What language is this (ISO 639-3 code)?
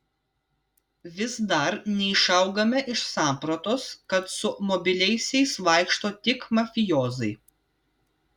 lit